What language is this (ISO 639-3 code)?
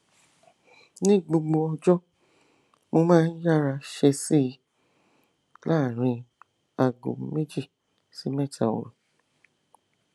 yor